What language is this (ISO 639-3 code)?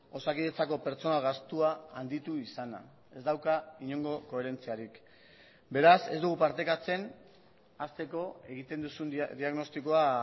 eus